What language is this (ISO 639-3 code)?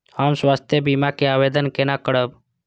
mai